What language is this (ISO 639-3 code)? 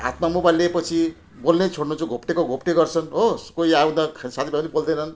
nep